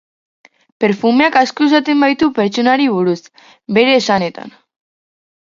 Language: Basque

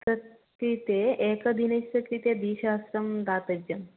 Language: Sanskrit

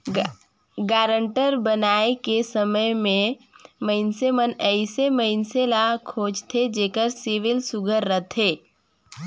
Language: Chhattisgarhi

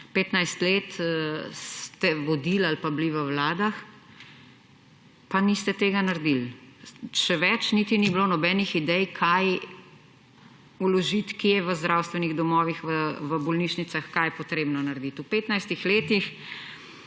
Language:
Slovenian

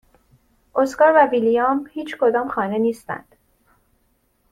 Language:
Persian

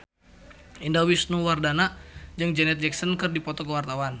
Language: Sundanese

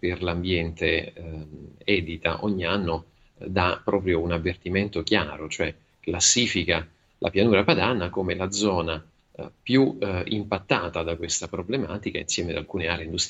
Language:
Italian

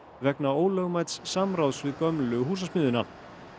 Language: Icelandic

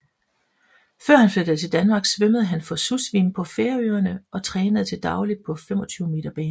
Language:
Danish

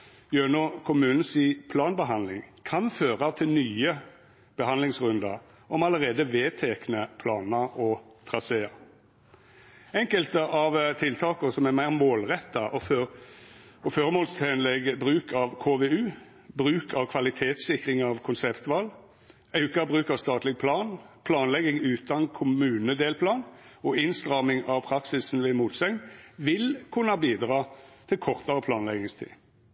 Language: Norwegian Nynorsk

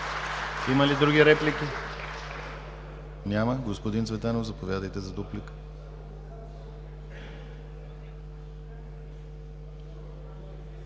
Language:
Bulgarian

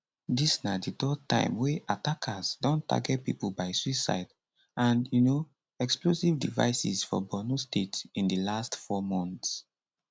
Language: Nigerian Pidgin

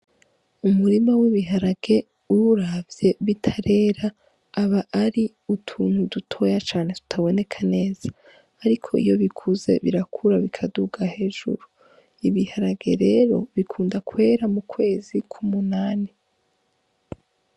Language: Rundi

